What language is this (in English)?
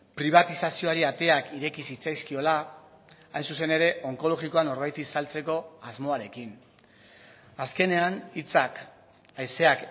Basque